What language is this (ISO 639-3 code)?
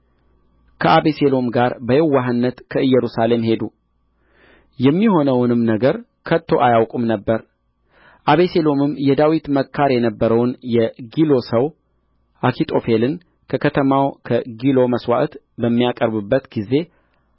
amh